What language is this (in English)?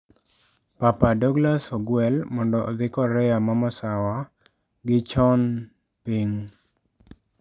Luo (Kenya and Tanzania)